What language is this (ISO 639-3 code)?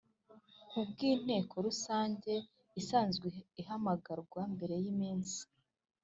kin